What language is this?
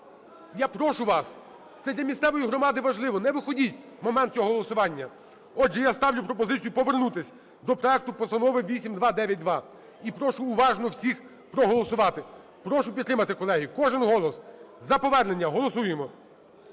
Ukrainian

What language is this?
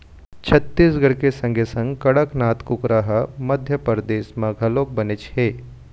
Chhattisgarhi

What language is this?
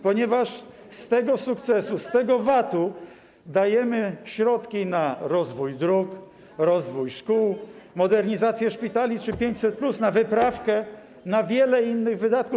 Polish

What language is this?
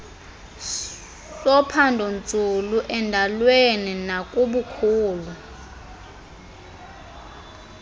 Xhosa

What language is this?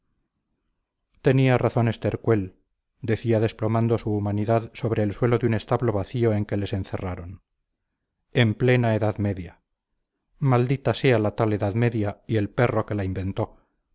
Spanish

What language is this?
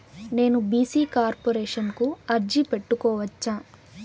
Telugu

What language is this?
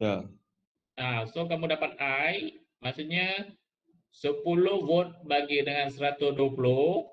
Malay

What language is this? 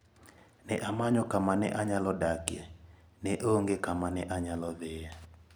Luo (Kenya and Tanzania)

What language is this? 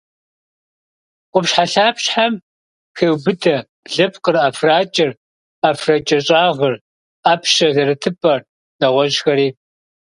Kabardian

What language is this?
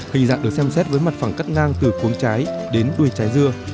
Vietnamese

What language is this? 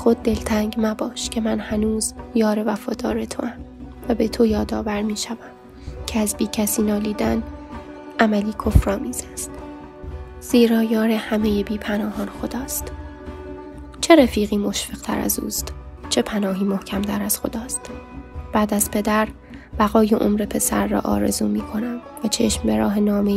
Persian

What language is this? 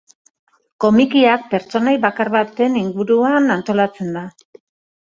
Basque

